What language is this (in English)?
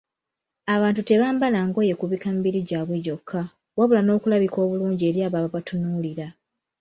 Ganda